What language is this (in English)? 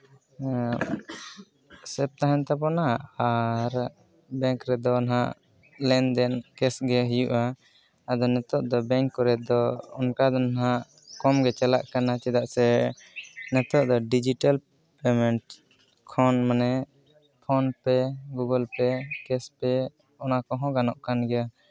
Santali